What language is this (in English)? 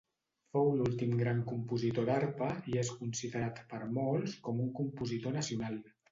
Catalan